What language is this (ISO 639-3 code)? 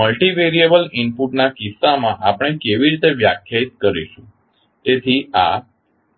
guj